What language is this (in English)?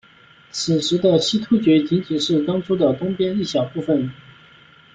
Chinese